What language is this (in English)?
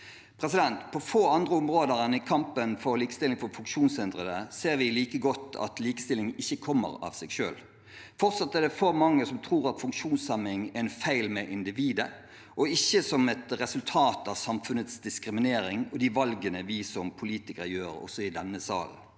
Norwegian